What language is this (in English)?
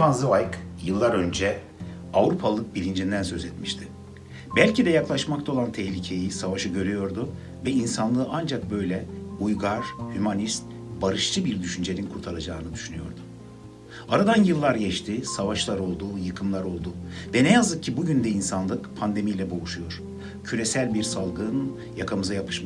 Turkish